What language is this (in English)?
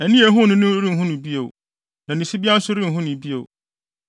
Akan